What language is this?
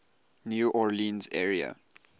English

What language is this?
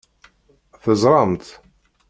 Kabyle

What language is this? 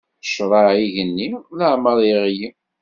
Kabyle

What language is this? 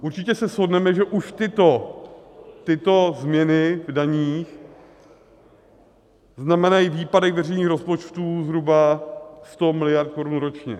Czech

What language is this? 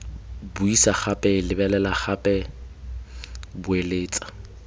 Tswana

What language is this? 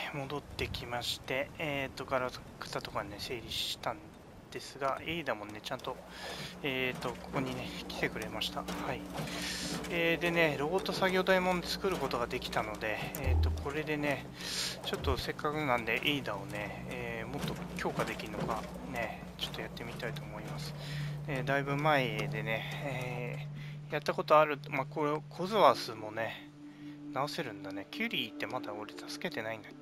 Japanese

